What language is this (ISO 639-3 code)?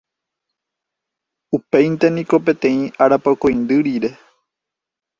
grn